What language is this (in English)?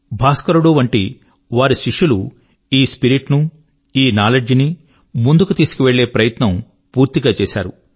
Telugu